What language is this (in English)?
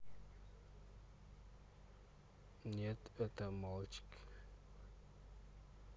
Russian